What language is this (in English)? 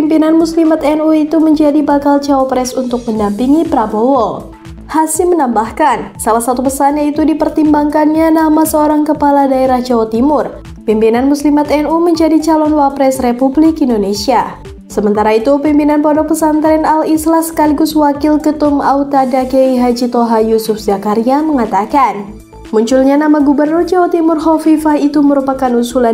Indonesian